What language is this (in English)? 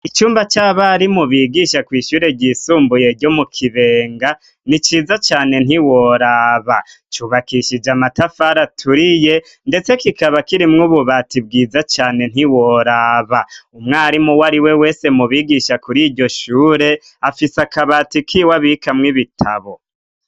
Rundi